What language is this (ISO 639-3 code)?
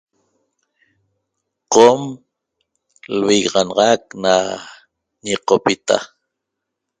tob